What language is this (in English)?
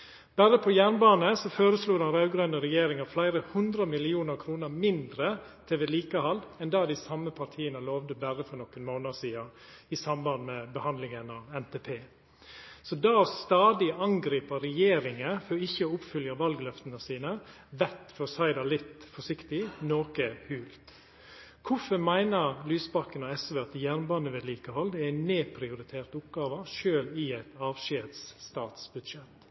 Norwegian Nynorsk